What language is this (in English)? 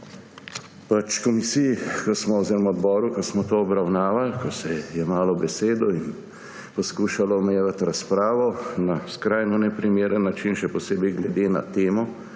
Slovenian